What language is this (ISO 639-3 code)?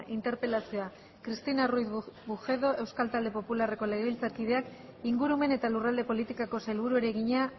eus